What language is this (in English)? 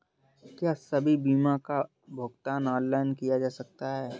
Hindi